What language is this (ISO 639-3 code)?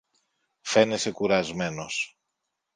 ell